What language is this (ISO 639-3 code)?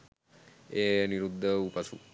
sin